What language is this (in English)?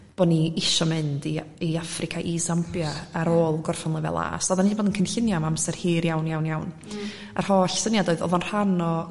Welsh